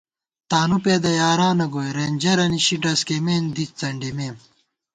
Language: Gawar-Bati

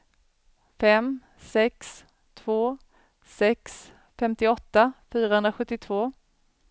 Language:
Swedish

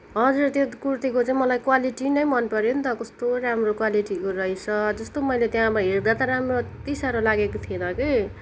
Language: Nepali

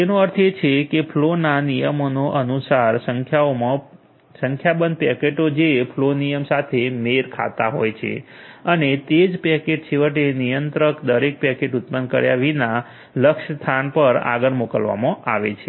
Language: Gujarati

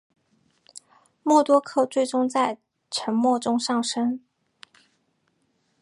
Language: Chinese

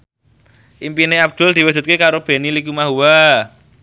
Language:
Javanese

